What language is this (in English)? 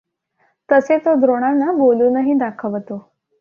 Marathi